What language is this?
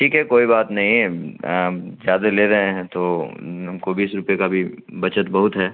Urdu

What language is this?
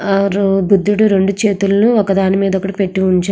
Telugu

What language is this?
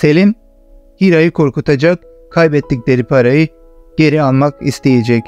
Turkish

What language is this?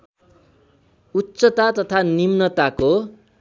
Nepali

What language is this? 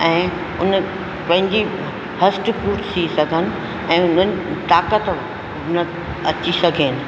Sindhi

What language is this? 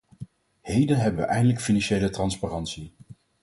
Dutch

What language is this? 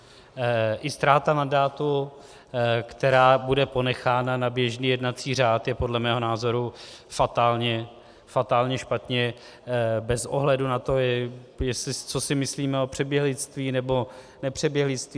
Czech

